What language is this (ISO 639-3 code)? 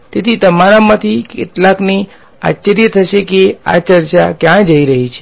guj